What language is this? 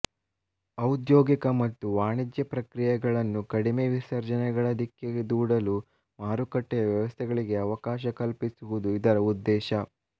Kannada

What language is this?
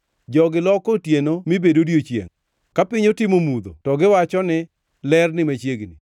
Luo (Kenya and Tanzania)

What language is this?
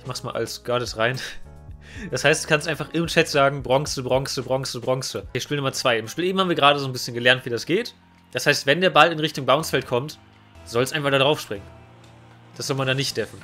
German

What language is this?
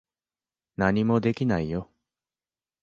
Japanese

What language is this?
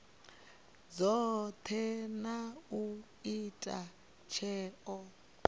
Venda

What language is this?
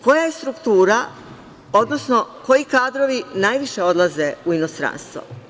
Serbian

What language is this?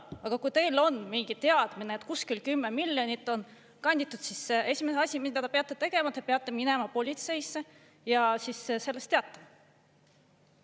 Estonian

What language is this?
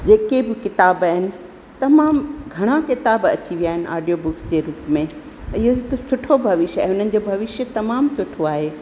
Sindhi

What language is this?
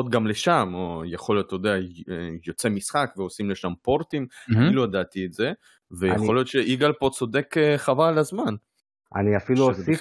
Hebrew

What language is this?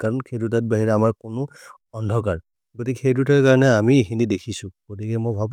Maria (India)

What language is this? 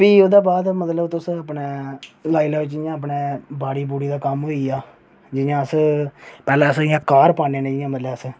Dogri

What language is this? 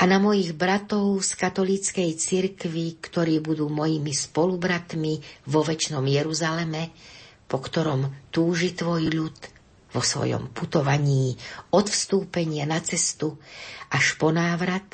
Slovak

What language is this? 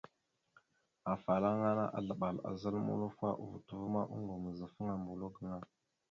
Mada (Cameroon)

